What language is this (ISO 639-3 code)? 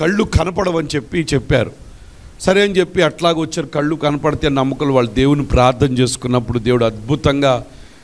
tel